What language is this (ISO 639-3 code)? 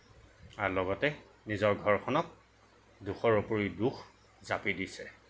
asm